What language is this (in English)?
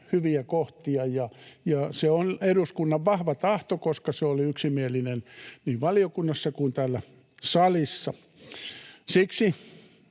Finnish